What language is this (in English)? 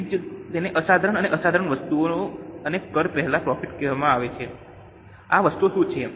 Gujarati